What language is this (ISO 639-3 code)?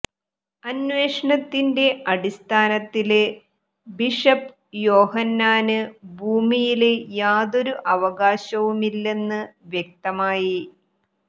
mal